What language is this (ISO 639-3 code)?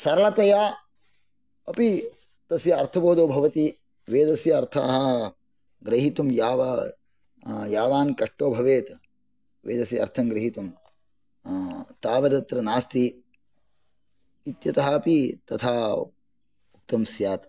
san